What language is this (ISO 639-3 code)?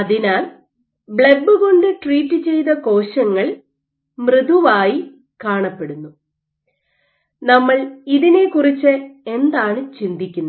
mal